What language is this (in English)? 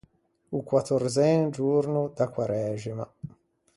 Ligurian